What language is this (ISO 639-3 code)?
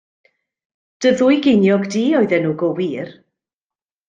cym